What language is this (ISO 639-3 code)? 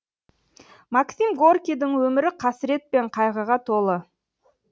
kaz